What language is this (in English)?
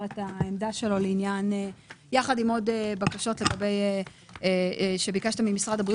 Hebrew